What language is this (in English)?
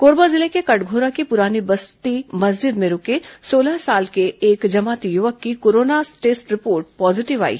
Hindi